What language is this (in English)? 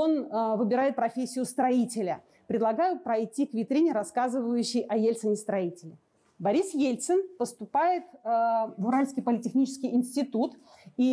Russian